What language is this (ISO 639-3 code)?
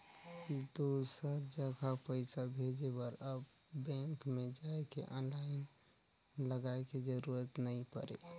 hne